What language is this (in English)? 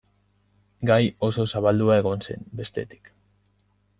Basque